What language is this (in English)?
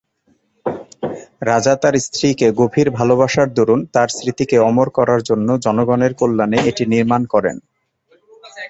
Bangla